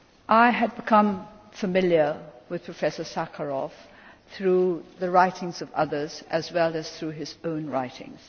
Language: English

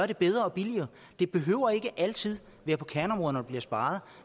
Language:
Danish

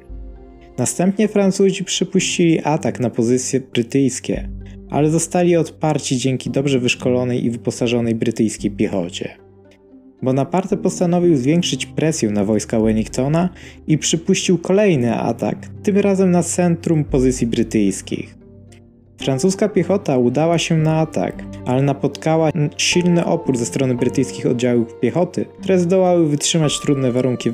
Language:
Polish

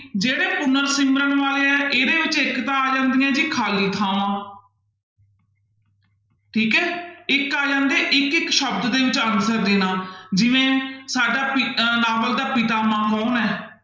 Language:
Punjabi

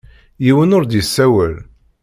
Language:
Kabyle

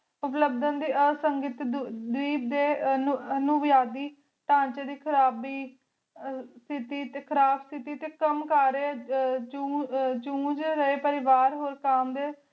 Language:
Punjabi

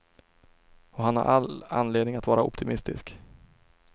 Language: Swedish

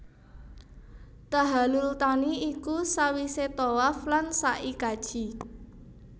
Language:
Javanese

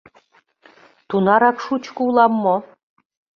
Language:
Mari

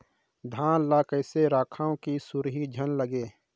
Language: Chhattisgarhi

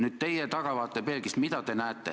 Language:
Estonian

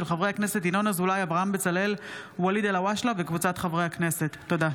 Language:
Hebrew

